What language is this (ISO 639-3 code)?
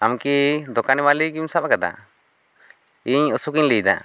sat